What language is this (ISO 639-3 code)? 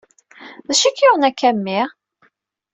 kab